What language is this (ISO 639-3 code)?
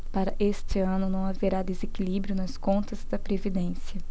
por